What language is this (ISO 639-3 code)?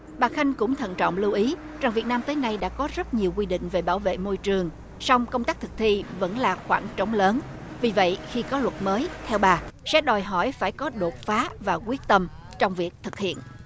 vie